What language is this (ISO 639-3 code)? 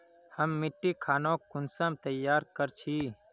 mag